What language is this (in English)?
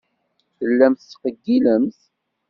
Kabyle